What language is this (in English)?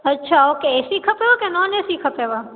Sindhi